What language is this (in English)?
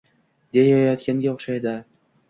Uzbek